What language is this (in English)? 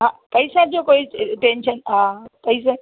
Sindhi